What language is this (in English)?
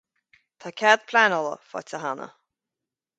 Irish